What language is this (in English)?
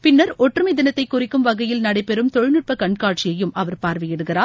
Tamil